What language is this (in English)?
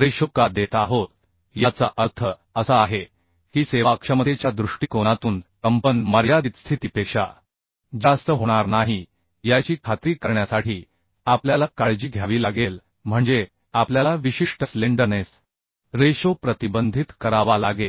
Marathi